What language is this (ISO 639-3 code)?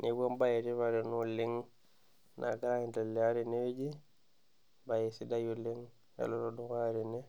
mas